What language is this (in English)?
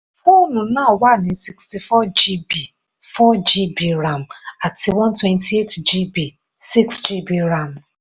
Yoruba